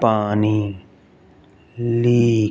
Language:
Punjabi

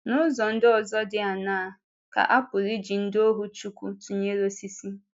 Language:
Igbo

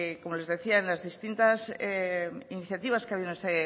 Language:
Spanish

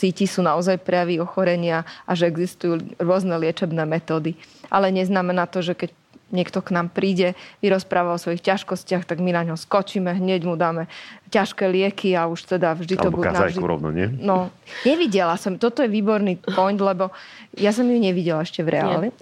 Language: Slovak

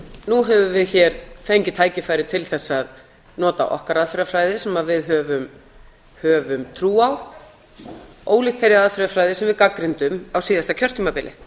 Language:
Icelandic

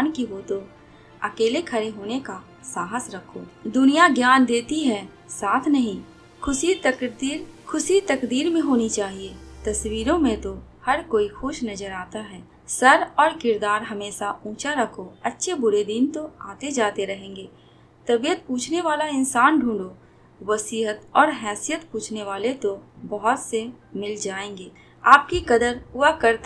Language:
Hindi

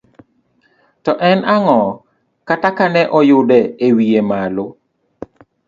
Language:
Luo (Kenya and Tanzania)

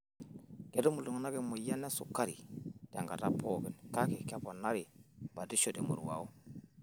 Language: Masai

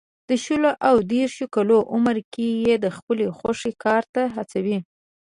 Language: Pashto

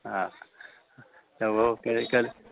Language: Sindhi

